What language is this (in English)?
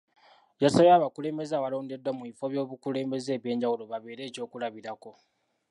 Ganda